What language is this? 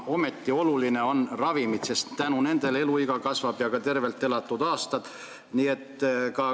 Estonian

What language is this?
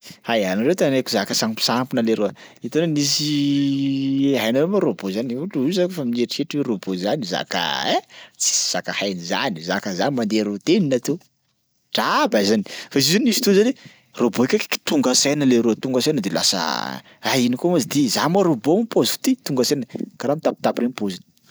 Sakalava Malagasy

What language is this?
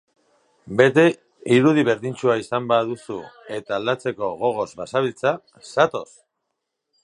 Basque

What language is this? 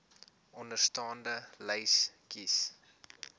Afrikaans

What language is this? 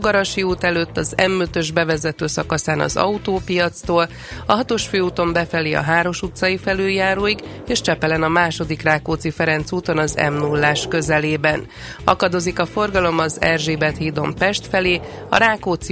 Hungarian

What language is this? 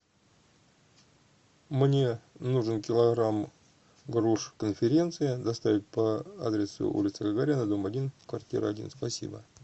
Russian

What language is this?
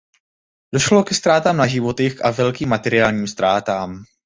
Czech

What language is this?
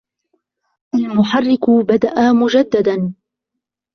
Arabic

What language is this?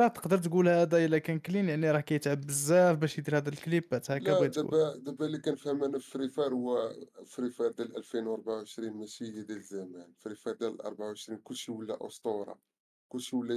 Arabic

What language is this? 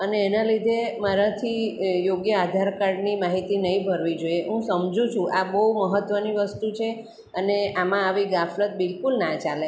Gujarati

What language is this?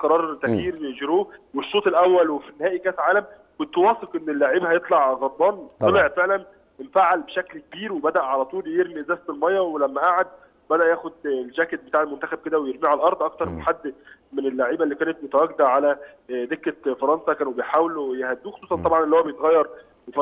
Arabic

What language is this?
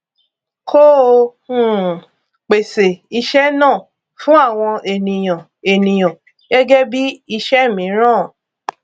Yoruba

